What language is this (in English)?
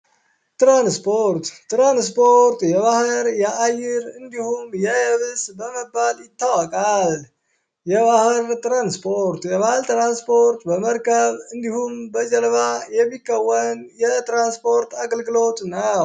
Amharic